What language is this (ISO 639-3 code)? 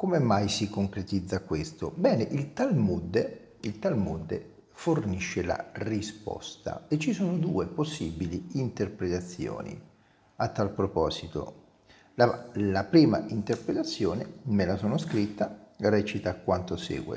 ita